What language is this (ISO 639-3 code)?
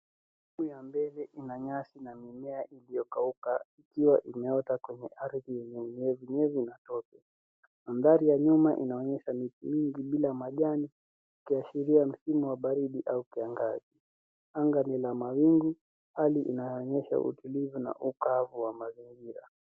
swa